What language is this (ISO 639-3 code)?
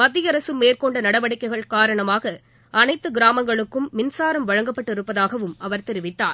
tam